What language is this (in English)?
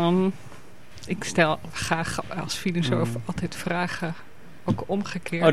Dutch